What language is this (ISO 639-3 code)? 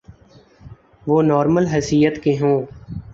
urd